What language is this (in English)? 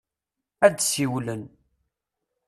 Kabyle